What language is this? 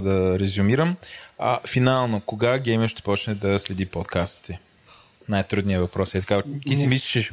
Bulgarian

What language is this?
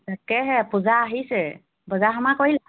Assamese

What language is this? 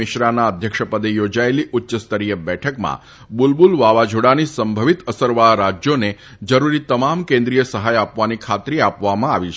Gujarati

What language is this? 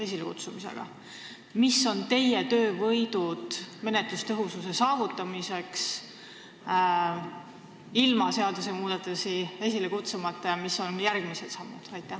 Estonian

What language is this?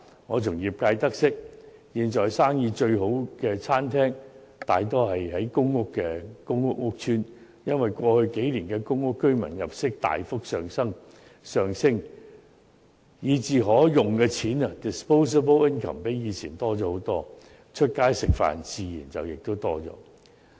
Cantonese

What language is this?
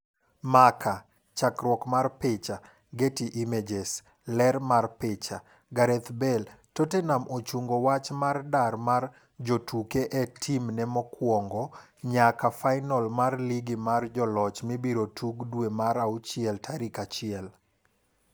Luo (Kenya and Tanzania)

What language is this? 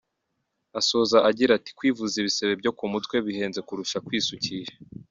Kinyarwanda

